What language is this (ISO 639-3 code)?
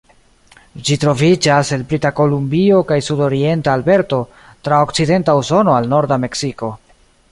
epo